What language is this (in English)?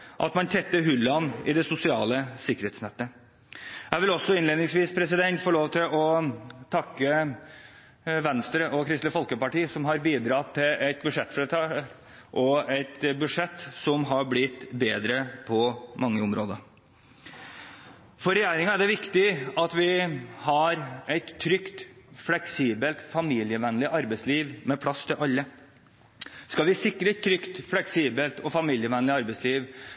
Norwegian Bokmål